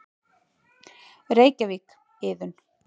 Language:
Icelandic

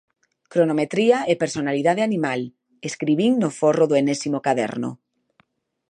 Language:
Galician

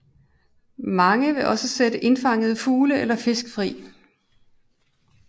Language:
Danish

